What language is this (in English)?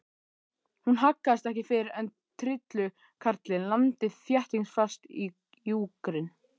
Icelandic